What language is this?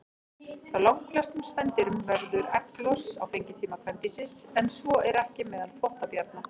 Icelandic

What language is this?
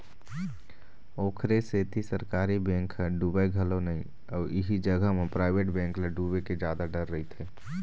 Chhattisgarhi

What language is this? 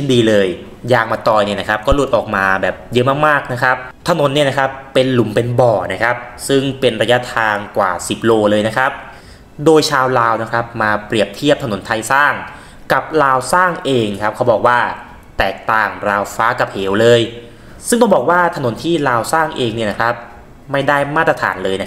Thai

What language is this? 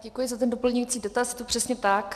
Czech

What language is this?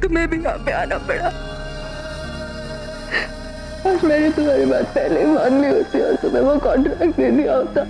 Hindi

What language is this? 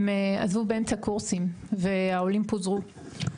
Hebrew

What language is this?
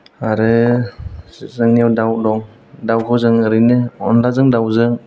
Bodo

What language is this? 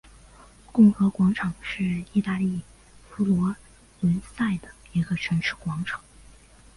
Chinese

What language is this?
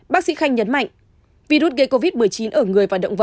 Vietnamese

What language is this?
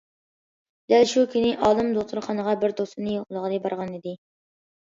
Uyghur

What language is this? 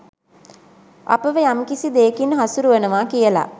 Sinhala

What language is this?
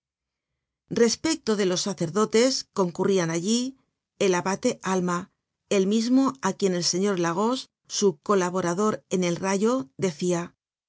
Spanish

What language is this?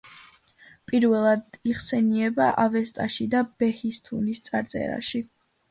Georgian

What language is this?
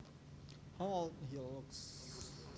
Javanese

